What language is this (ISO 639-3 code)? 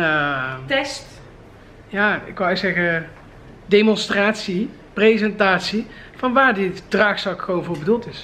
nld